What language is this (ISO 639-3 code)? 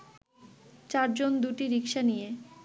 ben